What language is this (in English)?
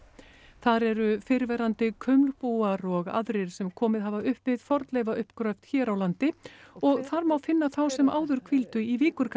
Icelandic